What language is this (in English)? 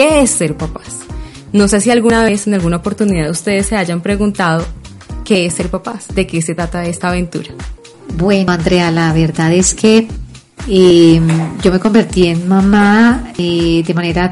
Spanish